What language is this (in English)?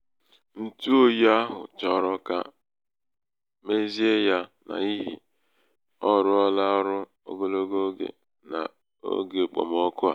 Igbo